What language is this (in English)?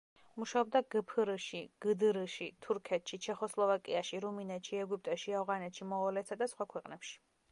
Georgian